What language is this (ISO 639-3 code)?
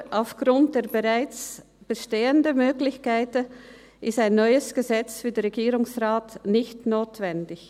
gsw